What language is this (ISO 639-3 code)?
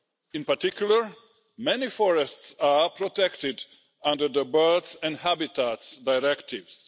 eng